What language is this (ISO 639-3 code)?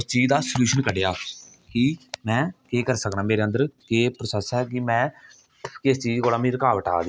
doi